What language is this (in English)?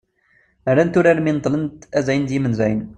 Kabyle